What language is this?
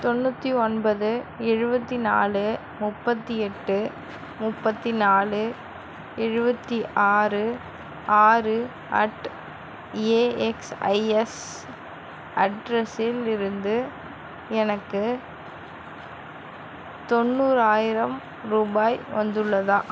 Tamil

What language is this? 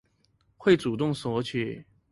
Chinese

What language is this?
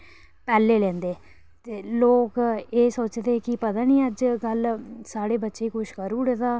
Dogri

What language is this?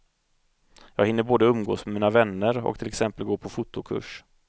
Swedish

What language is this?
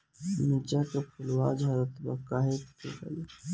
Bhojpuri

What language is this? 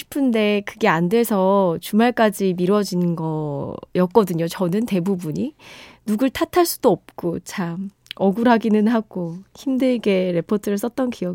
Korean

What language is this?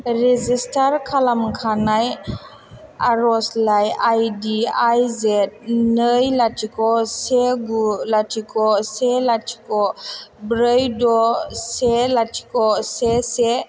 Bodo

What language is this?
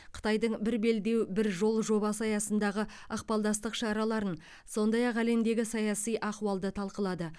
Kazakh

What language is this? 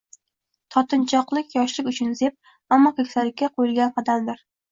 Uzbek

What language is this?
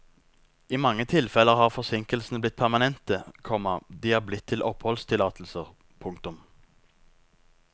Norwegian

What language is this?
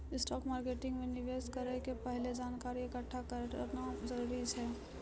Maithili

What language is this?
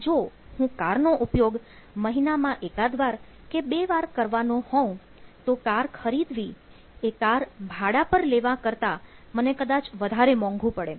Gujarati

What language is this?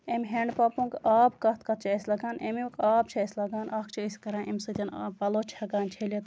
Kashmiri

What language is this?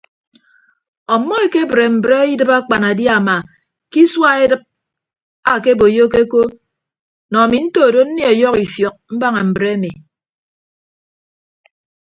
Ibibio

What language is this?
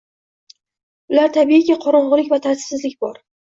Uzbek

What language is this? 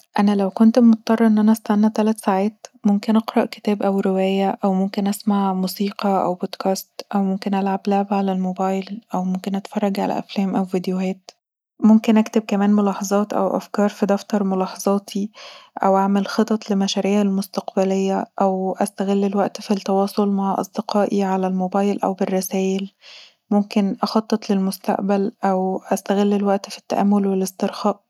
Egyptian Arabic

